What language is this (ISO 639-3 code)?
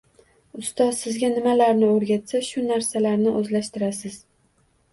uzb